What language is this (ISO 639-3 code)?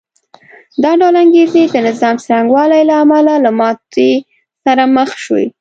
pus